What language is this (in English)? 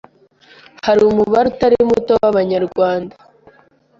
Kinyarwanda